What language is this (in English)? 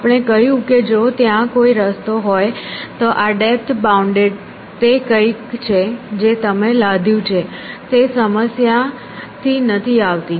Gujarati